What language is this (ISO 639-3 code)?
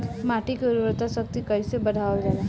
bho